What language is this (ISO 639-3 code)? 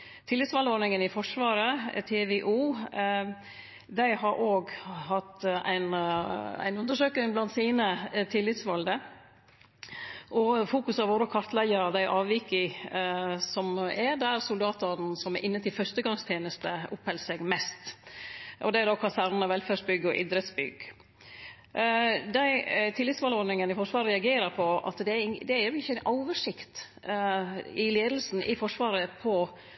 nno